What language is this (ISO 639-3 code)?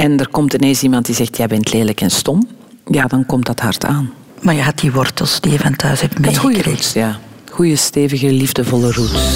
nld